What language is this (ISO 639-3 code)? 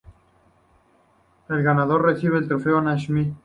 spa